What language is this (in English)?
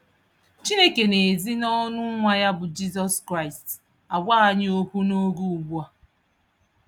Igbo